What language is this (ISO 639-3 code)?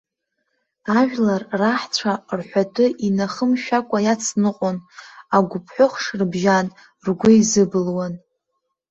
abk